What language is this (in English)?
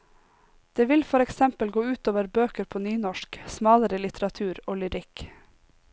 Norwegian